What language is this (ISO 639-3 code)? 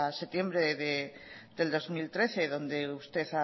spa